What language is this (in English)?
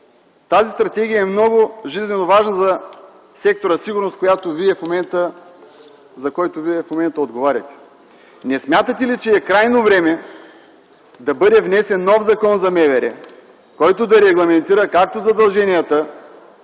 Bulgarian